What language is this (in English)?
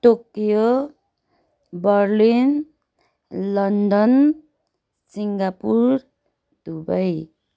Nepali